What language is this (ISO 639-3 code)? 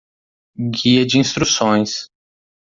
por